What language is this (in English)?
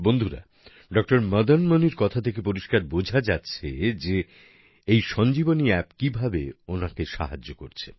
Bangla